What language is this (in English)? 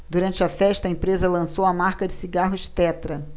Portuguese